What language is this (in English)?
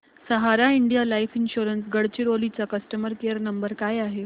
Marathi